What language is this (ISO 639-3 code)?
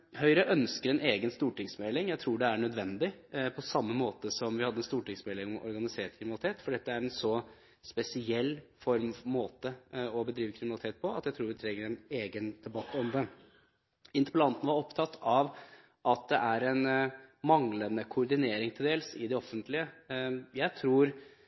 nob